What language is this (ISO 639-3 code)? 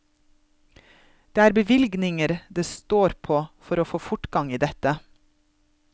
nor